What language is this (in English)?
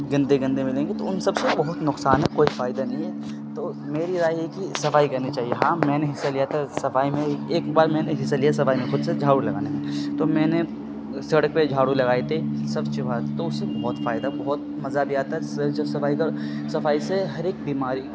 Urdu